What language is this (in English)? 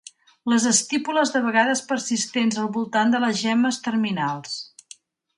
Catalan